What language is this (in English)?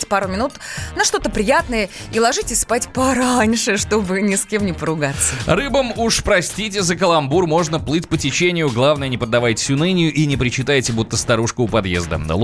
Russian